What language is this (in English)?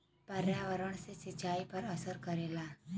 Bhojpuri